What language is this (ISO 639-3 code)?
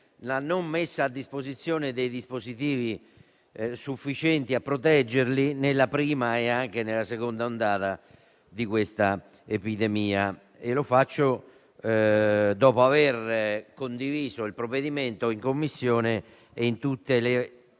ita